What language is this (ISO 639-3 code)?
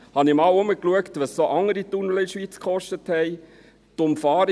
gsw